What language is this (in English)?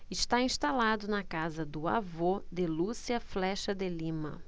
Portuguese